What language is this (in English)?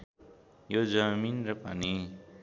Nepali